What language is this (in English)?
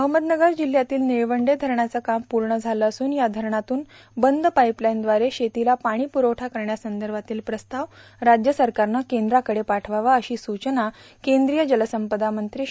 Marathi